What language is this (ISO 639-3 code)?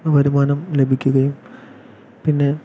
mal